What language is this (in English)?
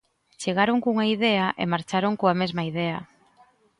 Galician